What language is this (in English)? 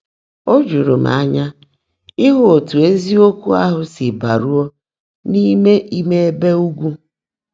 Igbo